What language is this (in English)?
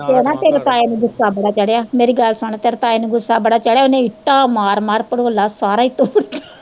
Punjabi